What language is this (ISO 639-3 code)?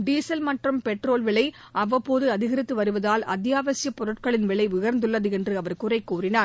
tam